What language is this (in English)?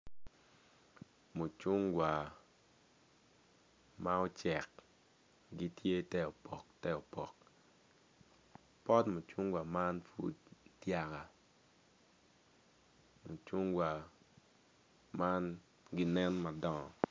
Acoli